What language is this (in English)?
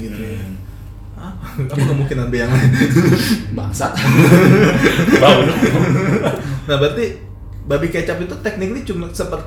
Indonesian